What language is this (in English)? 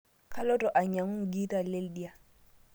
Masai